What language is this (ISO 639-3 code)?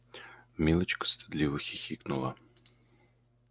rus